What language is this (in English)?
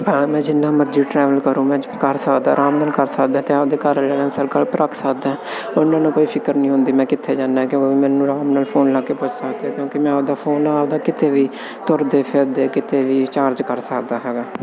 Punjabi